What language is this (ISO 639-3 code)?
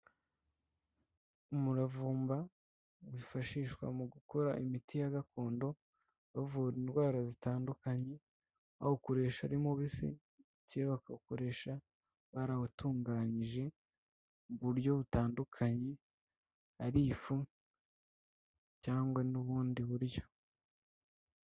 kin